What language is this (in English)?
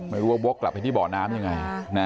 Thai